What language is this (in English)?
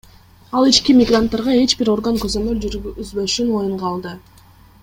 Kyrgyz